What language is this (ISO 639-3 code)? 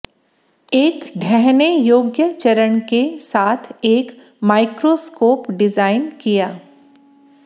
hin